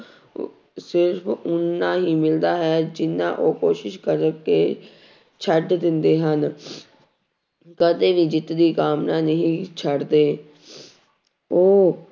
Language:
Punjabi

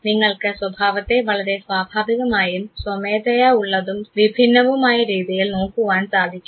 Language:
Malayalam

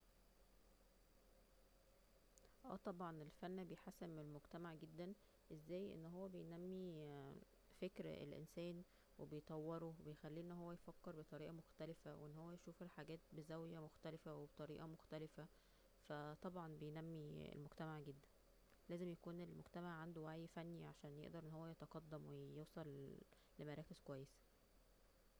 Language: Egyptian Arabic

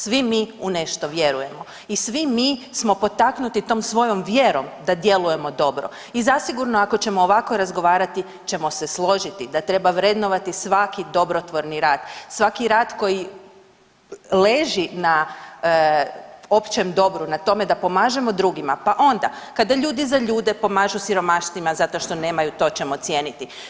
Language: Croatian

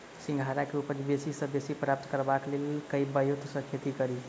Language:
Maithili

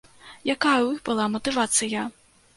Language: Belarusian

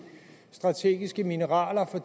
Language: Danish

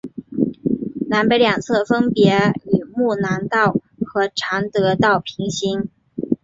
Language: Chinese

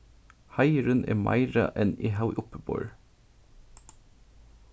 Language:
Faroese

